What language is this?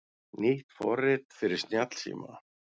Icelandic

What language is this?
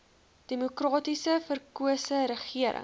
Afrikaans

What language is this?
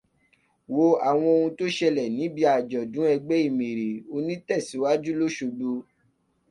Yoruba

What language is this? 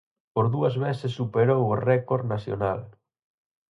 Galician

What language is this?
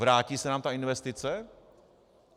Czech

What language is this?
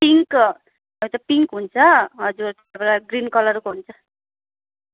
Nepali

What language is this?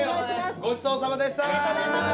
Japanese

